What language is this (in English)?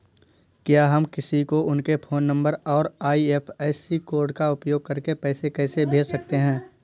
Hindi